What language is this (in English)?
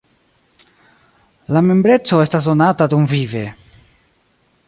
Esperanto